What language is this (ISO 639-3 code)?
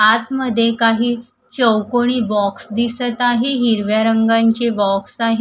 mar